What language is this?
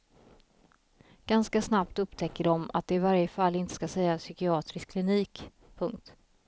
Swedish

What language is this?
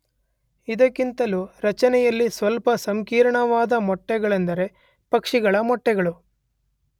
Kannada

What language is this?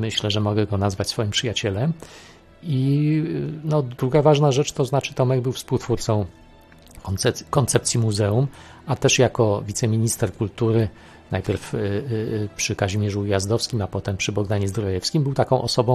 Polish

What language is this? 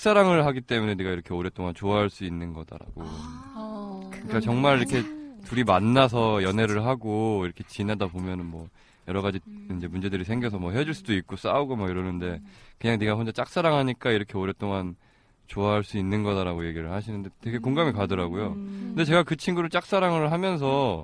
Korean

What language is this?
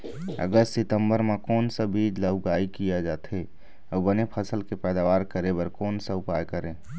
Chhattisgarhi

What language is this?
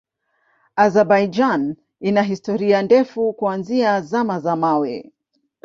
Swahili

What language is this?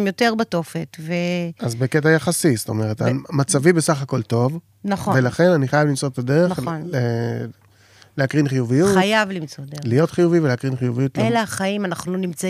Hebrew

